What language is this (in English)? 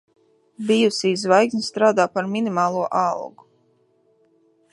Latvian